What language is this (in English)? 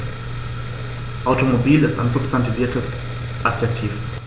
German